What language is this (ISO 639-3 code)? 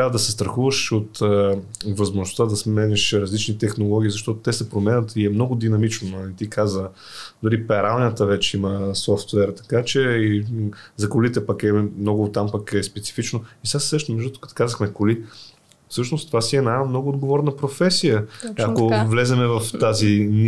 bul